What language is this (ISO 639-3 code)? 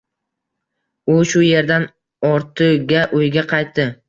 uzb